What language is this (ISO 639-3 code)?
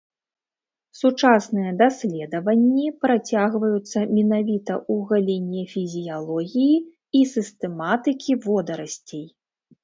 bel